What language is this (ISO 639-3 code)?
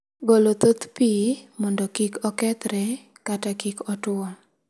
luo